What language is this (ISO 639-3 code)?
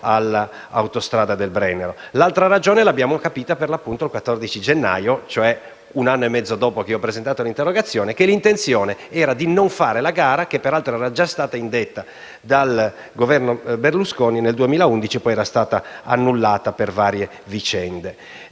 ita